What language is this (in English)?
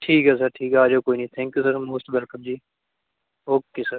Punjabi